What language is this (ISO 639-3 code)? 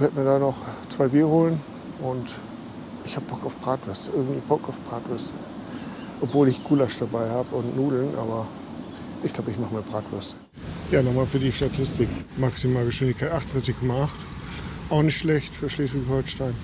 deu